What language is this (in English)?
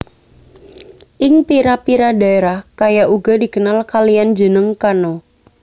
Javanese